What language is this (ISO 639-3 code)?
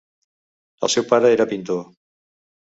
cat